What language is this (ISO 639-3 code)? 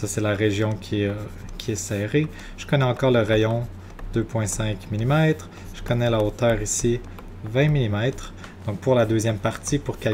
fra